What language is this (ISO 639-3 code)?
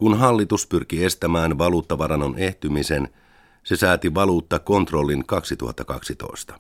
fin